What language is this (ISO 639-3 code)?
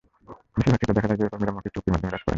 ben